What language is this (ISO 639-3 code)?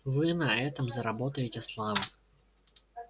rus